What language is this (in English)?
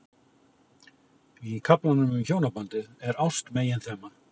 Icelandic